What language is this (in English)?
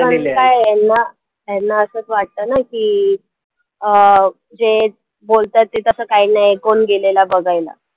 Marathi